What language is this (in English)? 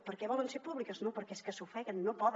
Catalan